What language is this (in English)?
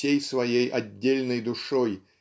Russian